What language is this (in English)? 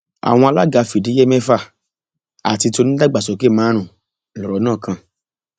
Yoruba